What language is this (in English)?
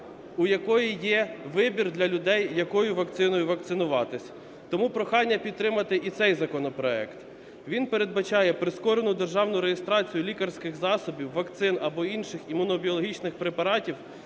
Ukrainian